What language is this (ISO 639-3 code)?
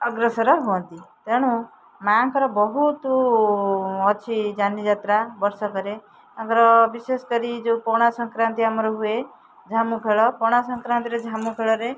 ori